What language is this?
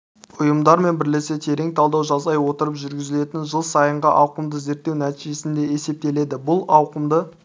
Kazakh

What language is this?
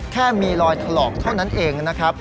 Thai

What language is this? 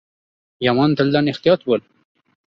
Uzbek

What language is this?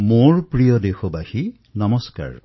Assamese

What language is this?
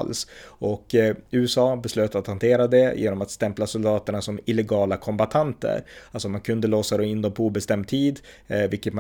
Swedish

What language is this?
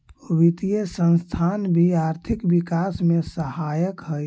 Magahi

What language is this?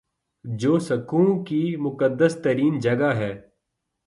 Urdu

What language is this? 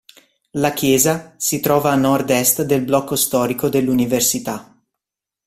Italian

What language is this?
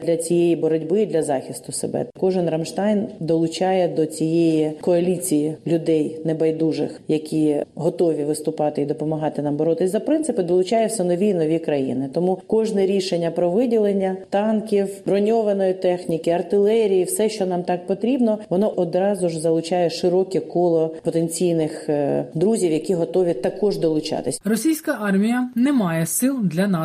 Ukrainian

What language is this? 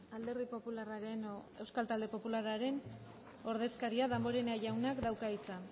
Basque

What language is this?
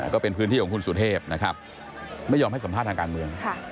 Thai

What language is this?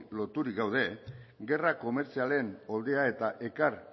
Basque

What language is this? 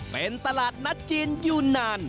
Thai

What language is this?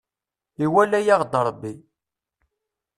Kabyle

